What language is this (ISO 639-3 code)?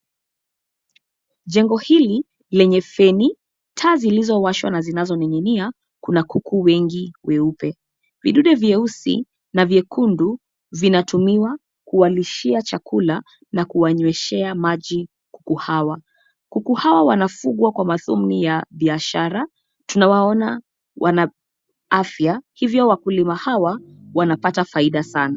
swa